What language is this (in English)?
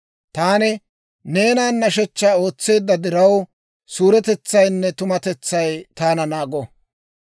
Dawro